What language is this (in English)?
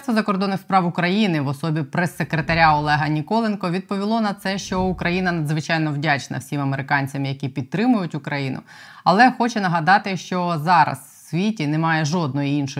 Ukrainian